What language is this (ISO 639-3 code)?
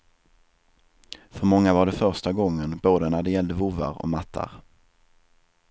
swe